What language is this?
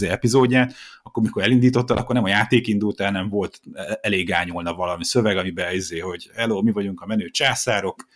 Hungarian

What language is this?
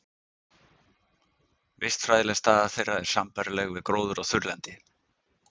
Icelandic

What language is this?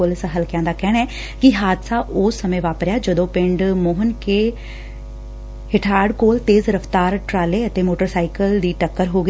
Punjabi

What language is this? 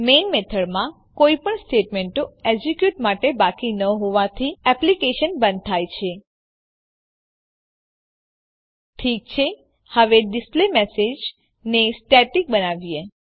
Gujarati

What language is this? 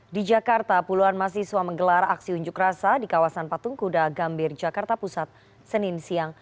Indonesian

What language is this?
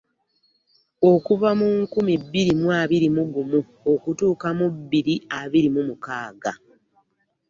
Ganda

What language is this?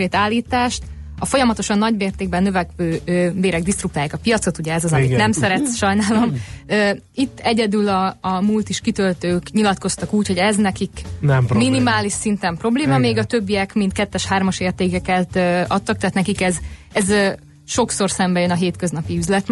Hungarian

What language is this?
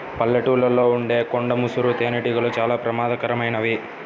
Telugu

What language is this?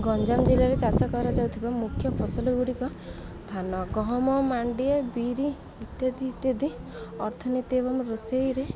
Odia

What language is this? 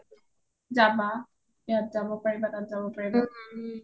Assamese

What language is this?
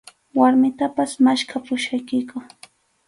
Arequipa-La Unión Quechua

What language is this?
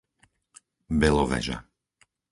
Slovak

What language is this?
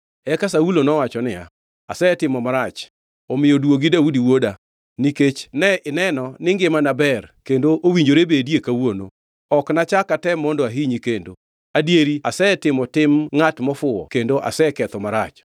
Luo (Kenya and Tanzania)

